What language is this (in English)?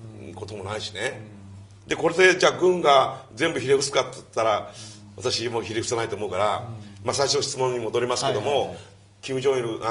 Japanese